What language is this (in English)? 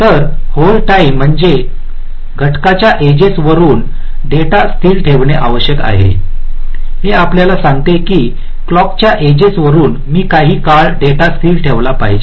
Marathi